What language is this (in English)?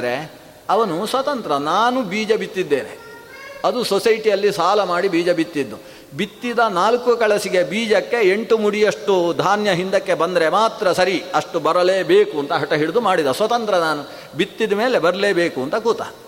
Kannada